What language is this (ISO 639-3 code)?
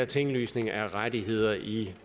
dan